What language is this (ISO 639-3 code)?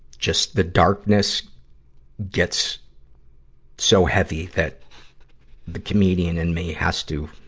eng